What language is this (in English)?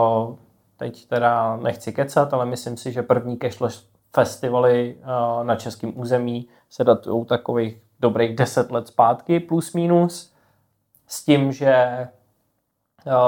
Czech